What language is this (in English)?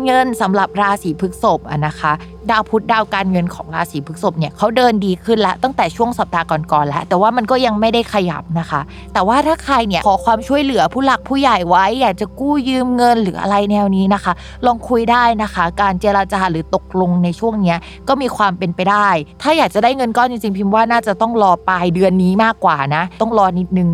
Thai